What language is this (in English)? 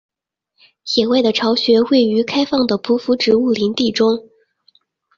Chinese